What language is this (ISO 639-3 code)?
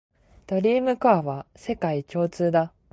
jpn